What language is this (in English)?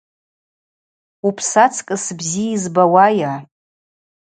Abaza